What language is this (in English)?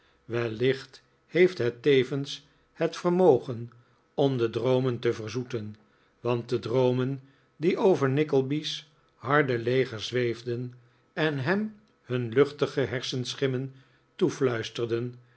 Dutch